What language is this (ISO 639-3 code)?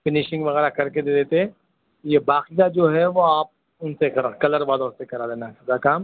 urd